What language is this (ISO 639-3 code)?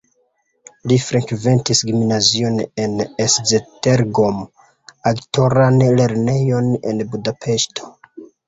epo